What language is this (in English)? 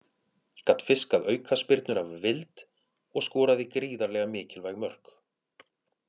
Icelandic